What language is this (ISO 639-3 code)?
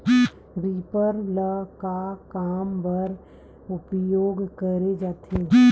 hne